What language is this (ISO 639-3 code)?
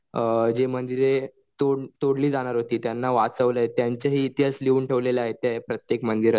mar